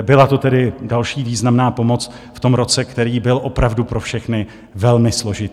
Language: Czech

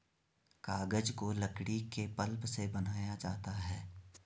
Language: Hindi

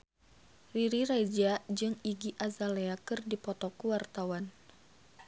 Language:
Sundanese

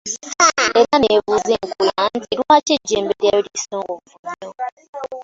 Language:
Ganda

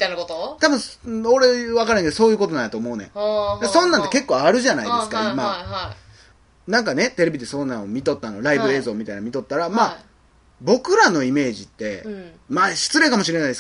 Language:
Japanese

